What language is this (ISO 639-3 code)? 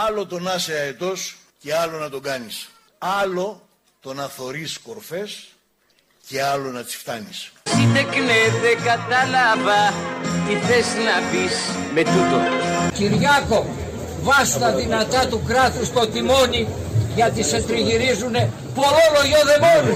ell